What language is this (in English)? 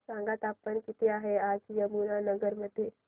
Marathi